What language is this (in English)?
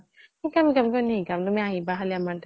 Assamese